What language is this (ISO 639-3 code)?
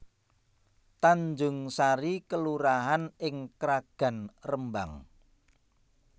jav